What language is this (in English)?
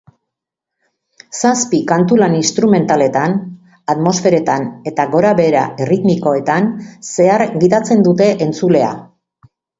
Basque